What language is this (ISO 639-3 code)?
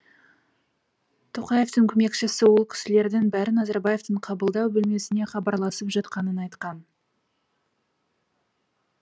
kaz